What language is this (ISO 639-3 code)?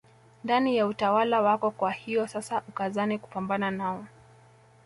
swa